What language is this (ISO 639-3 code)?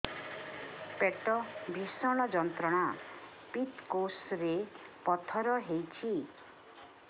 ori